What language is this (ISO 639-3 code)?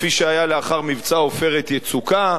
heb